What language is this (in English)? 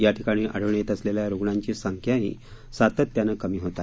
Marathi